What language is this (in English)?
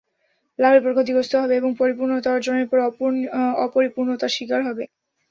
Bangla